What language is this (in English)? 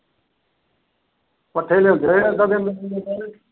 Punjabi